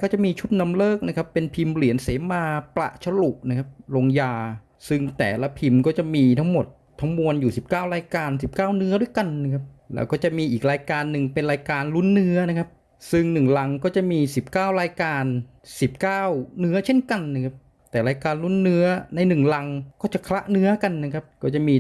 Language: Thai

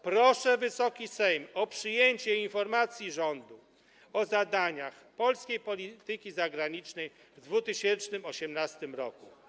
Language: Polish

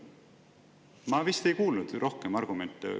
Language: Estonian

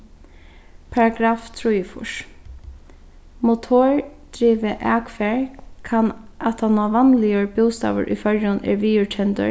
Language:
Faroese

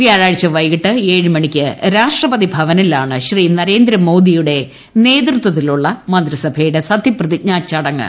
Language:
Malayalam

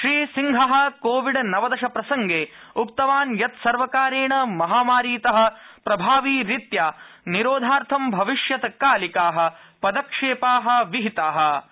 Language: Sanskrit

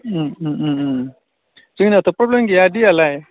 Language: Bodo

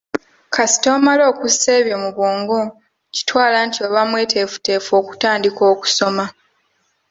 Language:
Ganda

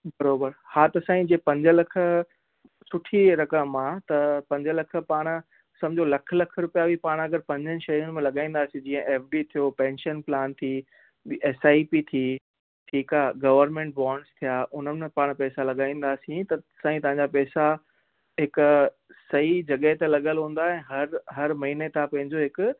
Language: Sindhi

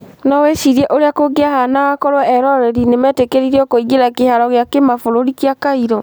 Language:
Kikuyu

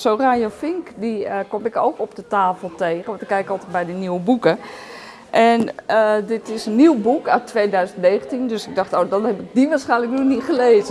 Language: Dutch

